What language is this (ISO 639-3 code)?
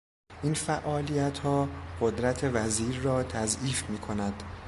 fas